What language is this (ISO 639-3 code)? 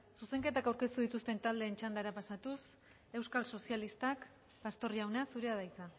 eus